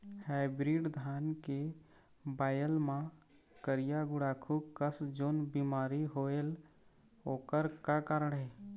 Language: Chhattisgarhi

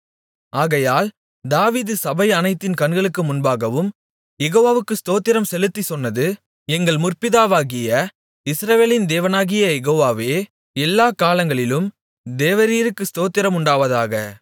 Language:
Tamil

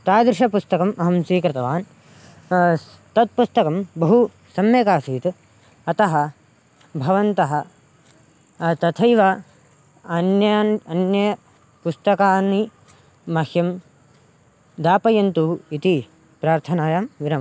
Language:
Sanskrit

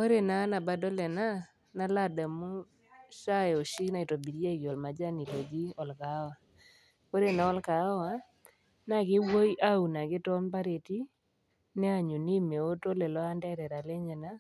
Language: Masai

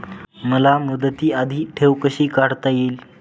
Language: Marathi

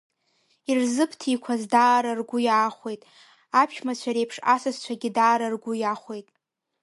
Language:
Abkhazian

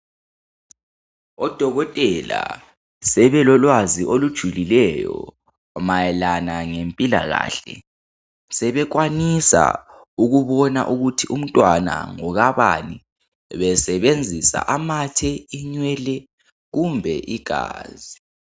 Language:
North Ndebele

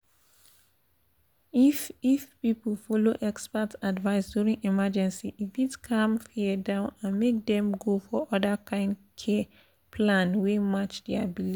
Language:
Nigerian Pidgin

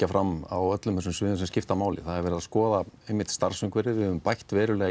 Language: Icelandic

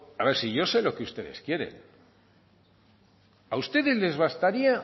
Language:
Spanish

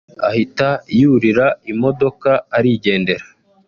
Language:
Kinyarwanda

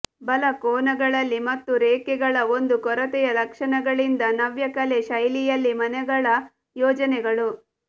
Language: Kannada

